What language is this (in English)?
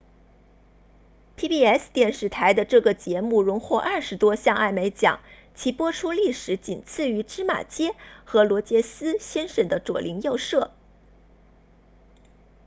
Chinese